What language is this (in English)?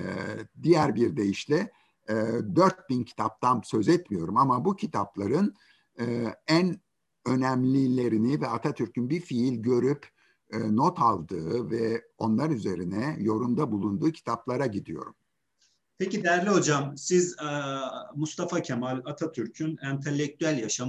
Turkish